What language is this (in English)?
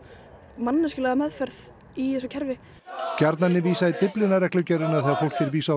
Icelandic